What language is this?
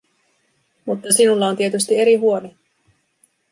Finnish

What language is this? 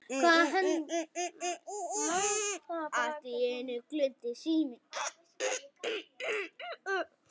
Icelandic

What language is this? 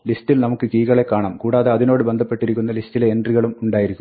Malayalam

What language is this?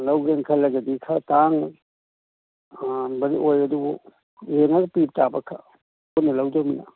Manipuri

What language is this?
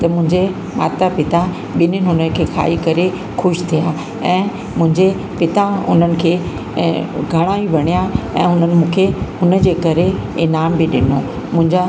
Sindhi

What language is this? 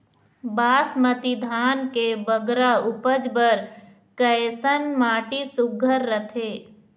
Chhattisgarhi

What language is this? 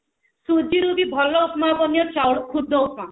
Odia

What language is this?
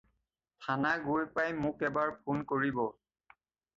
Assamese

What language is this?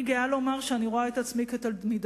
Hebrew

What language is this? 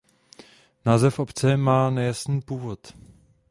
Czech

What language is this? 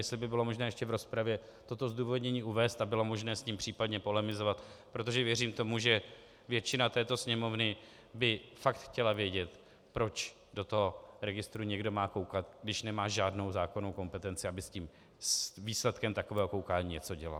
Czech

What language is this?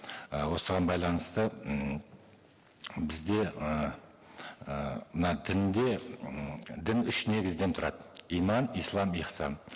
Kazakh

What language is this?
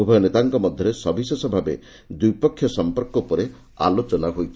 Odia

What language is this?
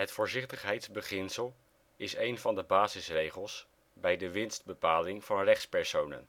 Dutch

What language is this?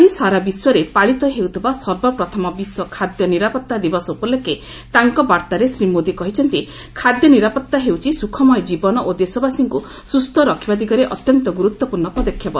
Odia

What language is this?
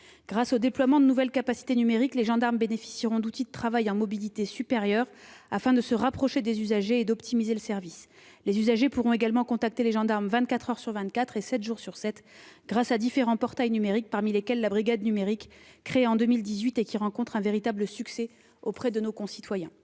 French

